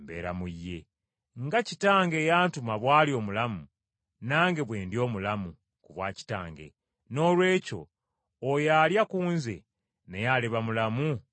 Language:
Ganda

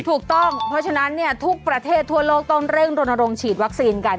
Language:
Thai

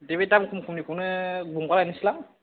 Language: Bodo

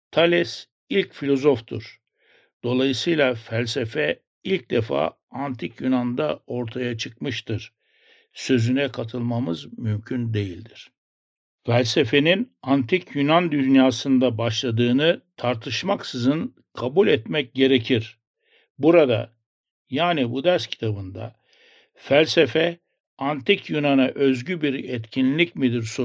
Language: Turkish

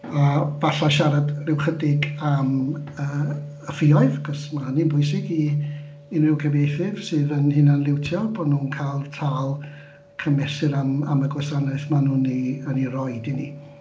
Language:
Welsh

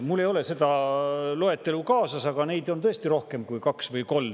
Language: Estonian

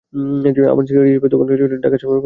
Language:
Bangla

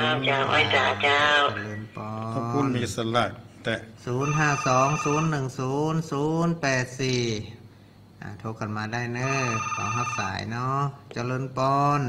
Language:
Thai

